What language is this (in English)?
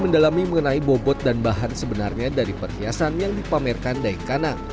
Indonesian